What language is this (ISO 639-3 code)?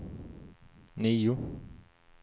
swe